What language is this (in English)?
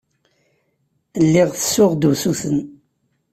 Kabyle